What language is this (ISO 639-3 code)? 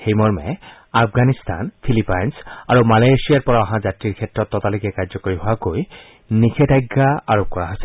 asm